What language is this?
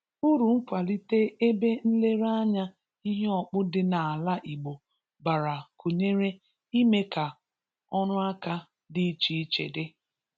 Igbo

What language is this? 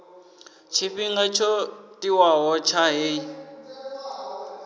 Venda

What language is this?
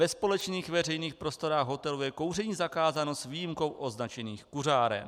Czech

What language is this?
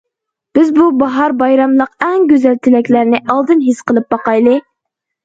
Uyghur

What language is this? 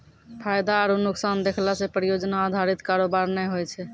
Maithili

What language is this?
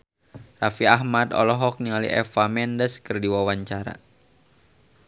Sundanese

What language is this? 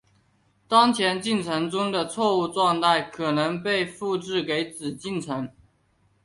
Chinese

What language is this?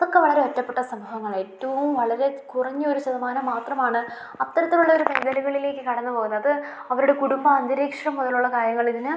Malayalam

